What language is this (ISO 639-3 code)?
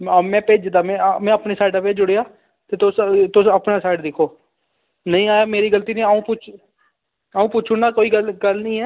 doi